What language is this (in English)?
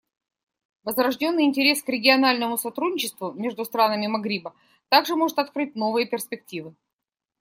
Russian